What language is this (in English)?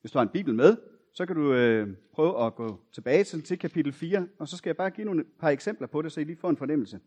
Danish